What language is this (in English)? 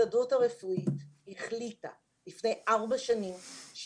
Hebrew